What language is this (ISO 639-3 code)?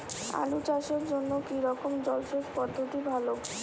ben